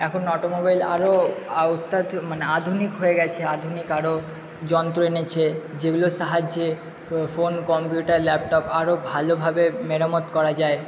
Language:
Bangla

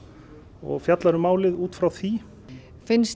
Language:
Icelandic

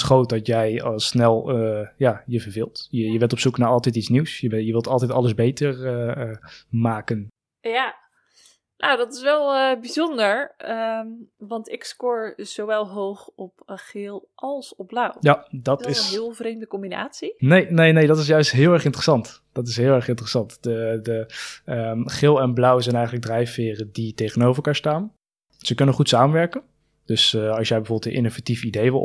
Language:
Dutch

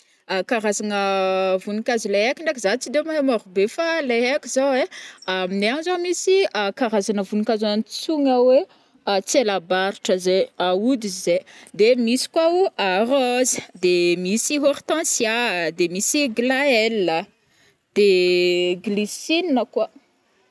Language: Northern Betsimisaraka Malagasy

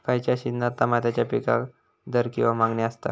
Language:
Marathi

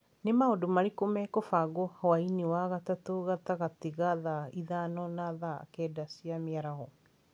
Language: Kikuyu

